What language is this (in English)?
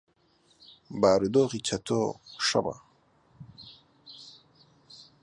Central Kurdish